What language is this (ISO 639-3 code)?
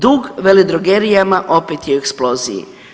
hrv